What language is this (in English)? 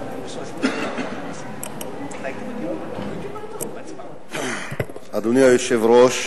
Hebrew